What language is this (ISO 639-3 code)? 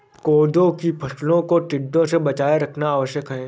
hin